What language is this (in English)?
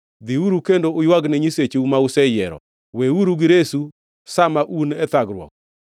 Luo (Kenya and Tanzania)